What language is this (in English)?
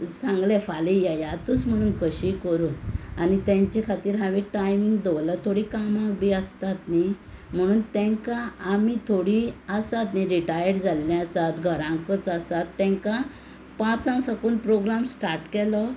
Konkani